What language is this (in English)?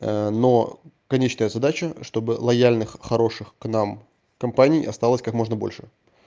Russian